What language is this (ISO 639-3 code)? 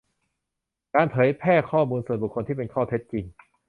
tha